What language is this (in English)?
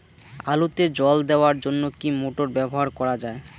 Bangla